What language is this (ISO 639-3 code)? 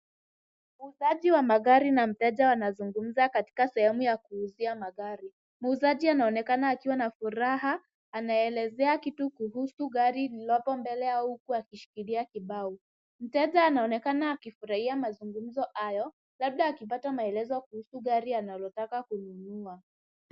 swa